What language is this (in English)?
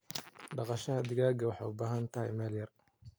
Somali